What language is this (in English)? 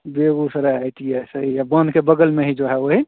Hindi